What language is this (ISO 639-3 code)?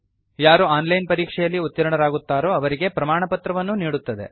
kan